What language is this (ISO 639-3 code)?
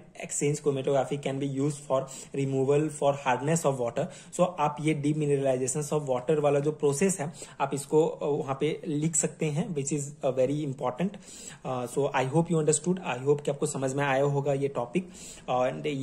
hin